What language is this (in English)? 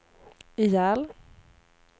Swedish